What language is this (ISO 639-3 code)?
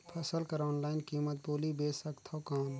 hne